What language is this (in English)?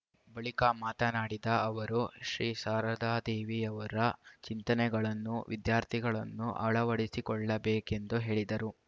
Kannada